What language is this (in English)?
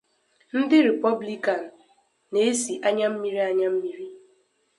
Igbo